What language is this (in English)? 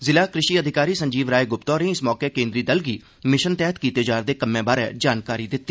Dogri